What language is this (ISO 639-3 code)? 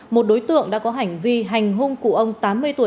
vie